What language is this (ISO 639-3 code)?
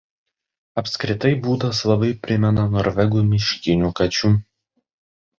lit